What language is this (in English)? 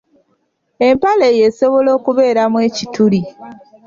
Ganda